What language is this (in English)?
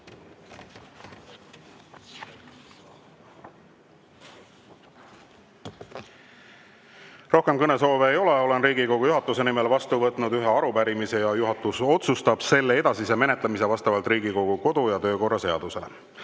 Estonian